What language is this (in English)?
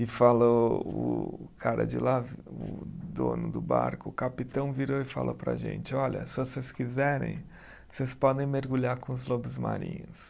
Portuguese